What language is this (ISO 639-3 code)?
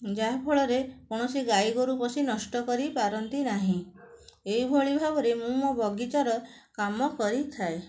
ori